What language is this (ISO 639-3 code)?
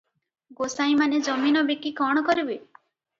ori